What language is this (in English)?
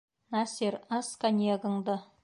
Bashkir